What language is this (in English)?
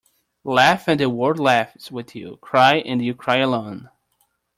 English